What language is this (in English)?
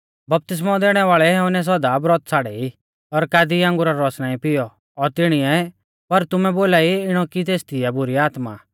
Mahasu Pahari